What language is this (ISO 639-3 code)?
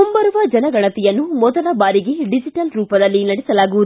kan